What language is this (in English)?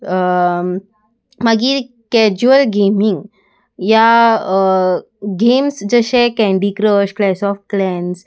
Konkani